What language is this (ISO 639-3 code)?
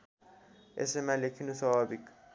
nep